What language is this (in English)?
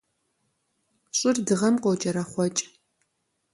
Kabardian